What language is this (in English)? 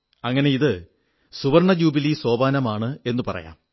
Malayalam